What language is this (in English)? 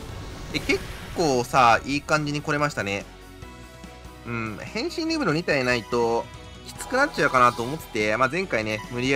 Japanese